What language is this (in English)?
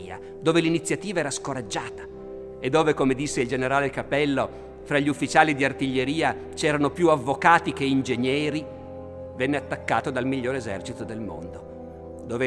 Italian